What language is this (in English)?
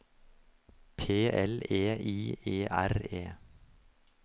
Norwegian